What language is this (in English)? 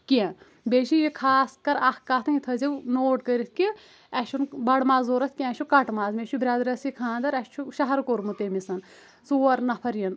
Kashmiri